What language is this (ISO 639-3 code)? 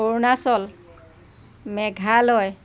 asm